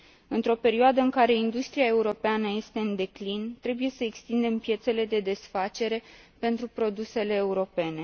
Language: Romanian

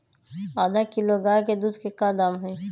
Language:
Magahi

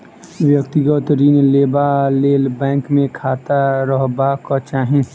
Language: Maithili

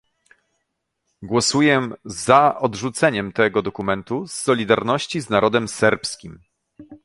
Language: Polish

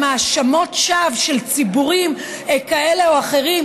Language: Hebrew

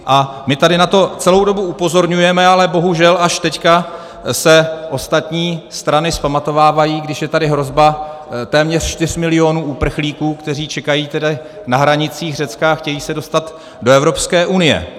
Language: Czech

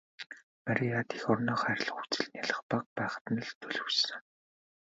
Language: Mongolian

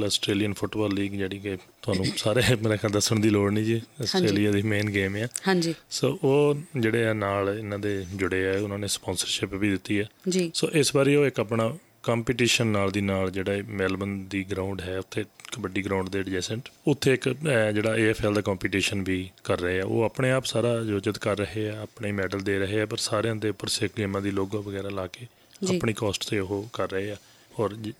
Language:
Punjabi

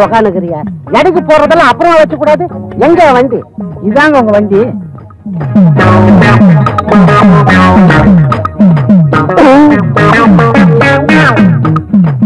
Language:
Indonesian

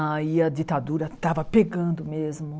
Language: Portuguese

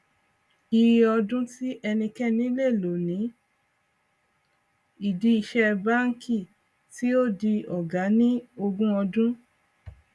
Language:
Yoruba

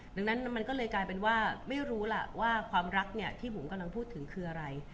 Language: Thai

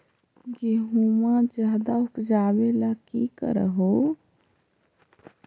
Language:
Magahi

